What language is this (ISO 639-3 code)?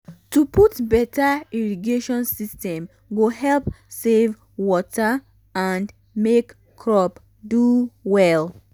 pcm